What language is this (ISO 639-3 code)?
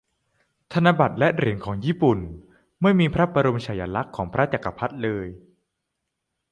tha